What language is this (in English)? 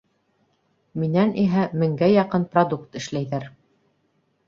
Bashkir